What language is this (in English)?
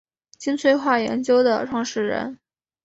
Chinese